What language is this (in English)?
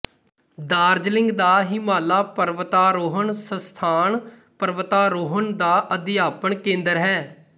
Punjabi